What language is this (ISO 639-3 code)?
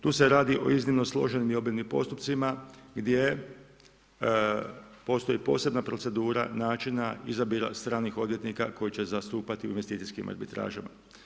hrv